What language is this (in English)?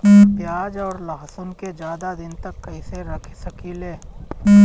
Bhojpuri